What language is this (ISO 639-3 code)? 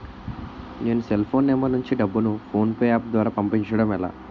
tel